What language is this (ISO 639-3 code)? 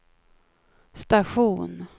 swe